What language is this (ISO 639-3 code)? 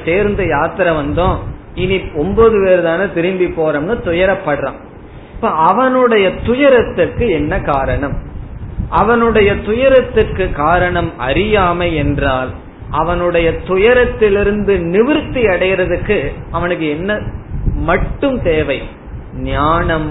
tam